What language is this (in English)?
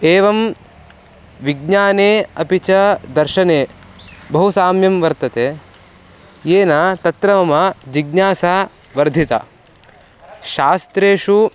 Sanskrit